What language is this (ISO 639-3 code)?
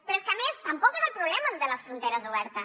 cat